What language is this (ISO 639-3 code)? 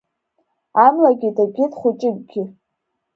abk